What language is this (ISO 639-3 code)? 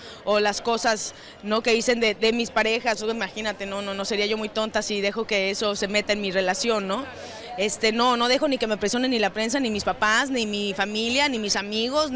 spa